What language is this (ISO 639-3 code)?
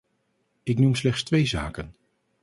nld